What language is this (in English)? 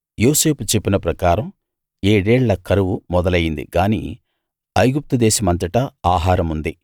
Telugu